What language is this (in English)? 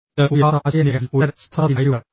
Malayalam